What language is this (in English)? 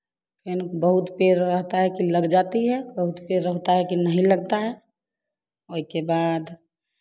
Hindi